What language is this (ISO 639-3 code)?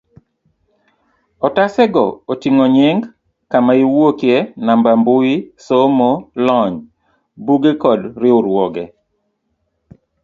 luo